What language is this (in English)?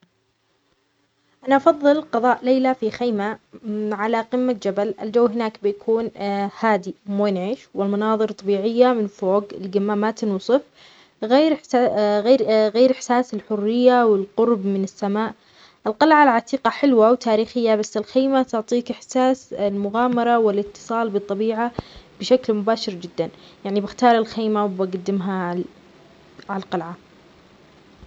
Omani Arabic